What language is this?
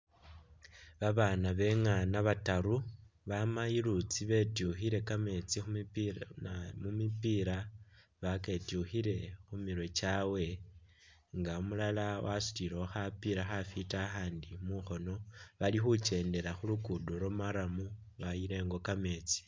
Masaaba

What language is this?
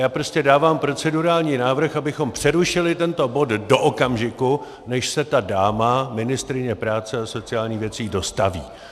Czech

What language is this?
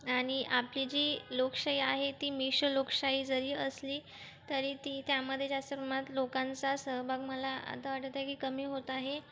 Marathi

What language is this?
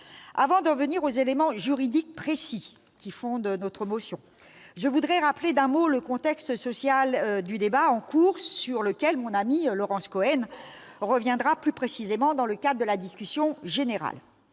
French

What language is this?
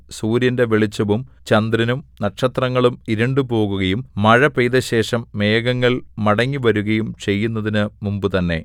Malayalam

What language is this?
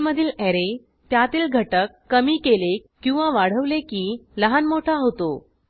Marathi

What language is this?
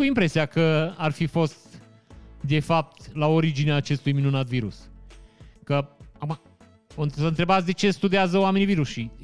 Romanian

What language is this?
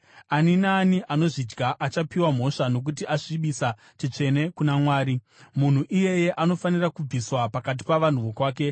Shona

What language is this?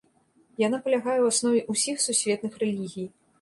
Belarusian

